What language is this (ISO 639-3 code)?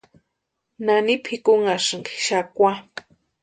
pua